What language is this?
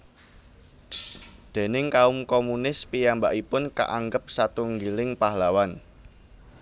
Javanese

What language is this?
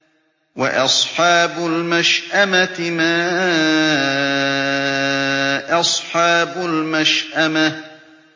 Arabic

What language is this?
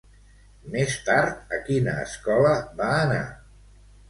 Catalan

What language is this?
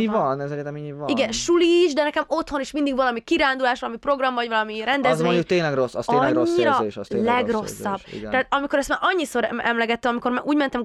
Hungarian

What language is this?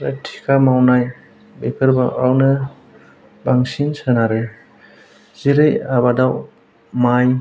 Bodo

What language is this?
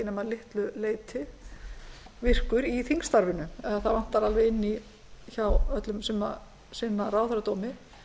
Icelandic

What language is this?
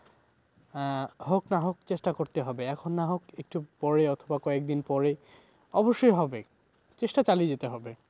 Bangla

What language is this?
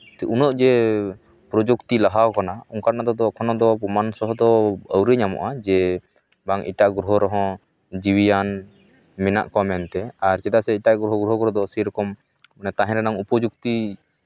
Santali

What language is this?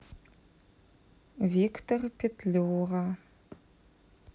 Russian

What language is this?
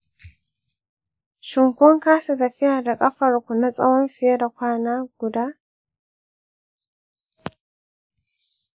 Hausa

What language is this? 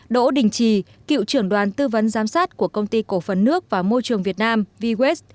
Vietnamese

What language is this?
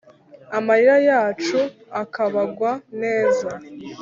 Kinyarwanda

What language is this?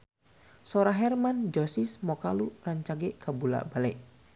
Sundanese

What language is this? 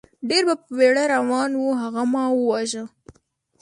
Pashto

